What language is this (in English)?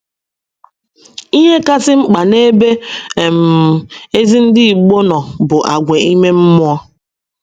Igbo